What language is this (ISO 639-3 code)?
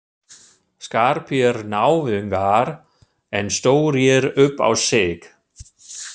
isl